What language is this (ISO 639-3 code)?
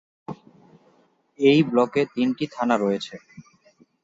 ben